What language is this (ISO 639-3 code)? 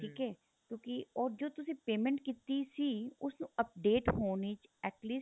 pan